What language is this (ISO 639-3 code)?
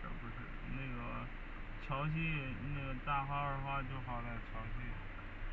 zho